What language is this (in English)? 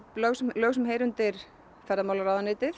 Icelandic